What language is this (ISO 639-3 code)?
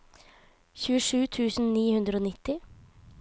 nor